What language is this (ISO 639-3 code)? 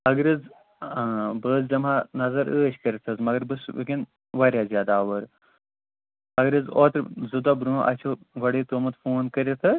kas